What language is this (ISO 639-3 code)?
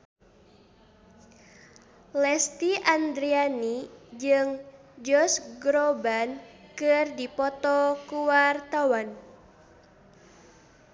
sun